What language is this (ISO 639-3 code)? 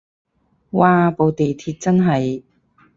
yue